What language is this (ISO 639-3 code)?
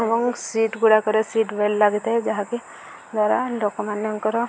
ori